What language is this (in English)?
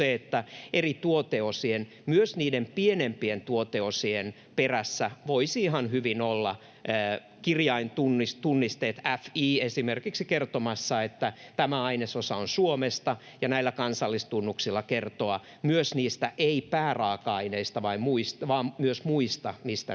Finnish